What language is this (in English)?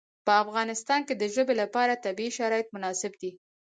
Pashto